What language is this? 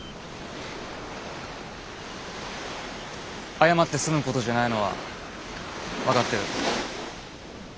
Japanese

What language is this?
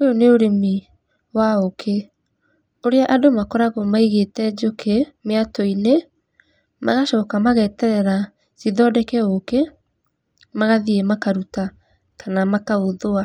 Kikuyu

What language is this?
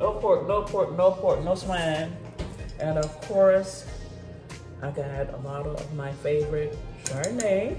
English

